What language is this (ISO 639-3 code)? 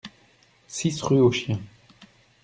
fra